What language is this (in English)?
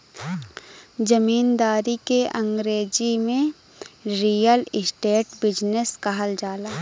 Bhojpuri